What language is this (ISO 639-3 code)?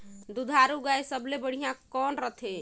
hne